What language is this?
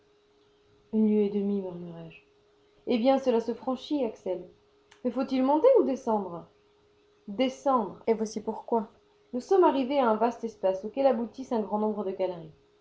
French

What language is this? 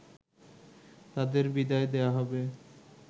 Bangla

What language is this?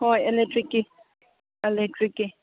Manipuri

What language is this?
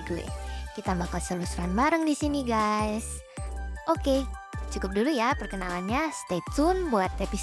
Indonesian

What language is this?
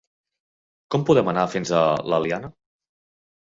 Catalan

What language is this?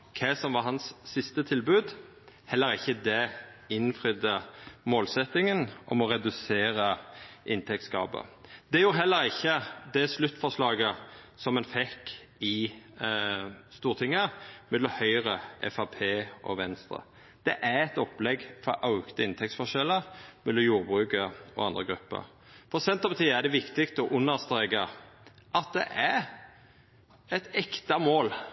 Norwegian Nynorsk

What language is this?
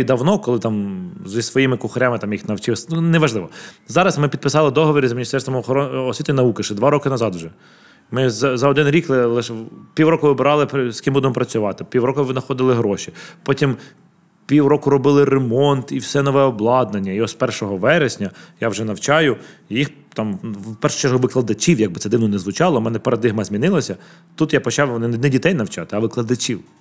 Ukrainian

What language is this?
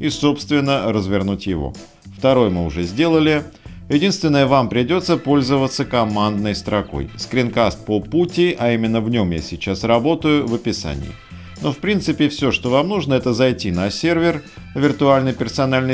Russian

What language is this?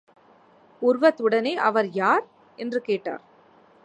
Tamil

